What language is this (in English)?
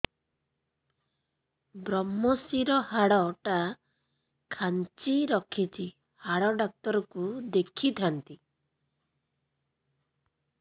Odia